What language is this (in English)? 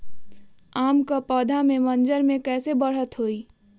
Magahi